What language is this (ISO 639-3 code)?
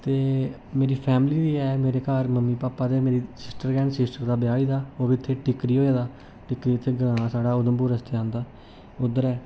doi